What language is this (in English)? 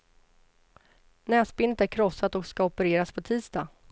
Swedish